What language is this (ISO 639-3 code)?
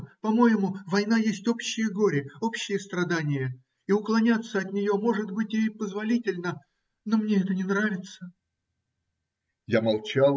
rus